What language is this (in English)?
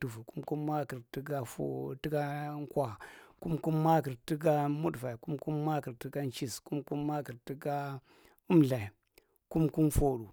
Marghi Central